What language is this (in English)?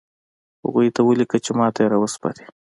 Pashto